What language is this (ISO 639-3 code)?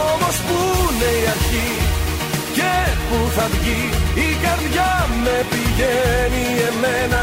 ell